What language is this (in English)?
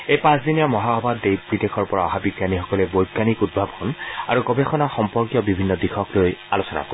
Assamese